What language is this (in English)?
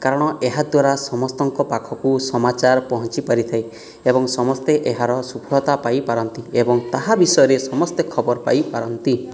Odia